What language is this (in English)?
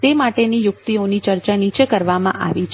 Gujarati